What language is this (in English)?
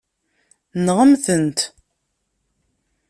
Kabyle